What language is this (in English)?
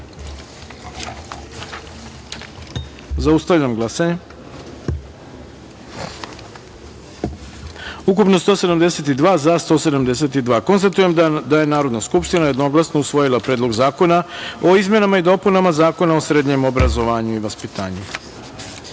Serbian